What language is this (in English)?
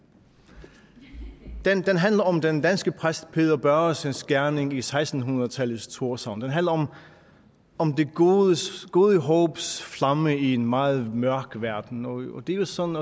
Danish